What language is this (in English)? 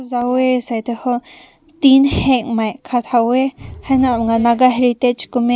Rongmei Naga